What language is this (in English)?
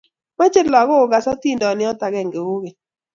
Kalenjin